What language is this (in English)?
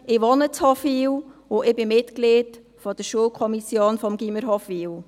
Swiss German